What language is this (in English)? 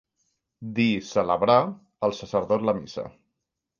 Catalan